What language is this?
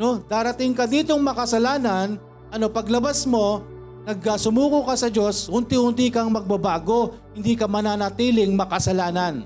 Filipino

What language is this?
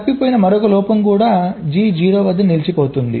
Telugu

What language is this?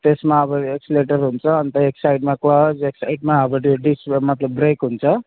Nepali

